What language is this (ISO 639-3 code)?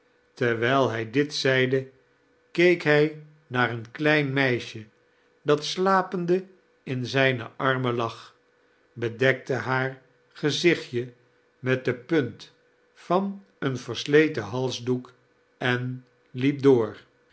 nld